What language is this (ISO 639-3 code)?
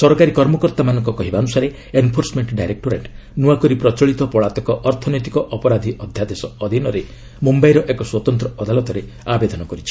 ori